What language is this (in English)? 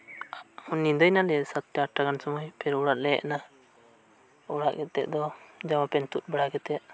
Santali